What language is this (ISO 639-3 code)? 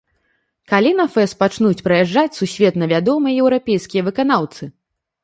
bel